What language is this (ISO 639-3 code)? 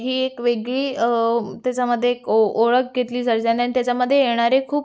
mar